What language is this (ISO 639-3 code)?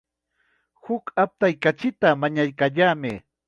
qxa